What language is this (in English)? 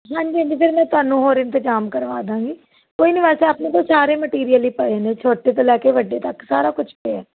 Punjabi